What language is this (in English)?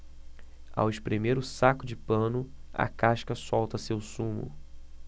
Portuguese